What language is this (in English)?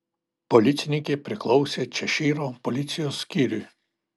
Lithuanian